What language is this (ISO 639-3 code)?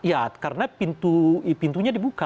ind